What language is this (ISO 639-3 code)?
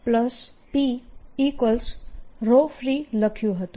guj